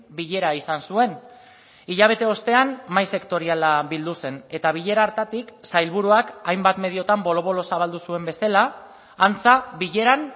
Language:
Basque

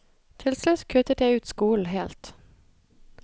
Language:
Norwegian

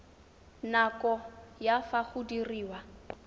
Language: Tswana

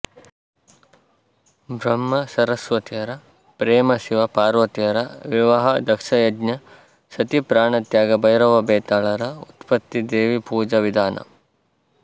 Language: Kannada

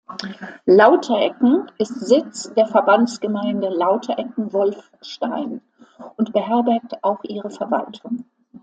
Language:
German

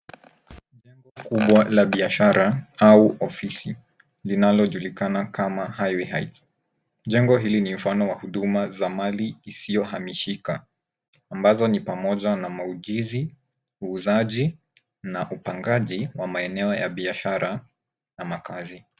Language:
Swahili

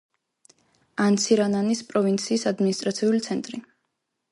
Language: Georgian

